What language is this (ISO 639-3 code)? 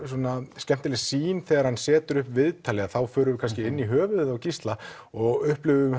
isl